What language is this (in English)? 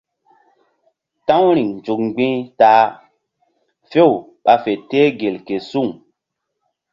Mbum